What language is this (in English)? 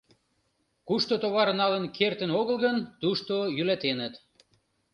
Mari